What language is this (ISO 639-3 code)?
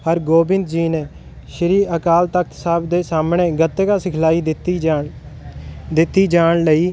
pan